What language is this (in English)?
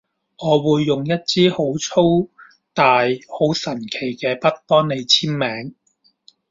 Cantonese